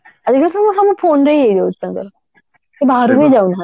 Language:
Odia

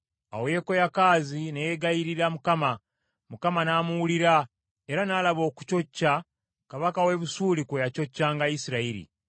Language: Ganda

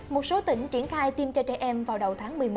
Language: Vietnamese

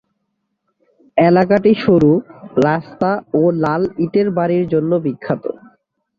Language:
Bangla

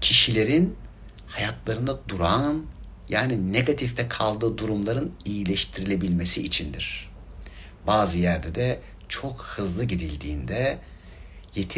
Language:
Turkish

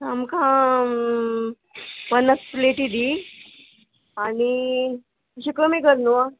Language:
Konkani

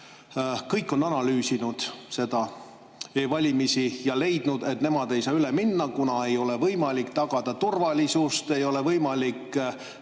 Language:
Estonian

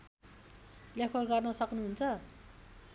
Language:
Nepali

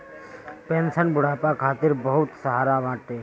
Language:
Bhojpuri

